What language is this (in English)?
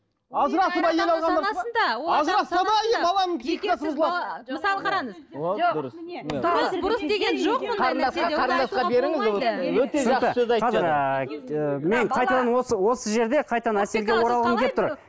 Kazakh